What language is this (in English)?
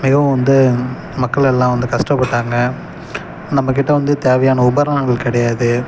Tamil